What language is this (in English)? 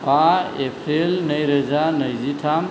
Bodo